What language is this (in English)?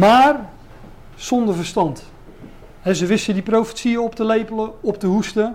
Dutch